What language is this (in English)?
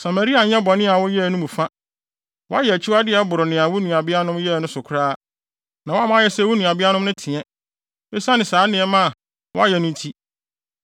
Akan